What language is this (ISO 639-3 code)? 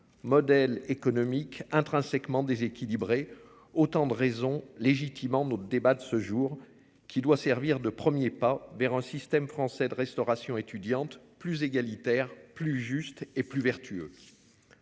fra